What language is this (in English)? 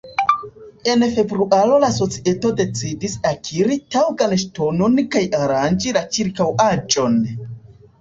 Esperanto